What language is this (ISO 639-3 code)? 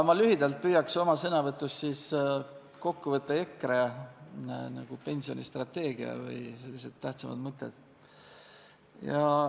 est